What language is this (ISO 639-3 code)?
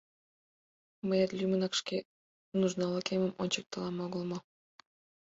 chm